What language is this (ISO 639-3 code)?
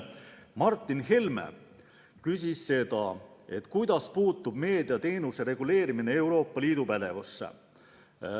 est